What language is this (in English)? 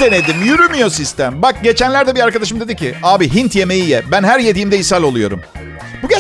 Turkish